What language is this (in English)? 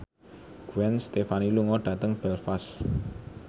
Javanese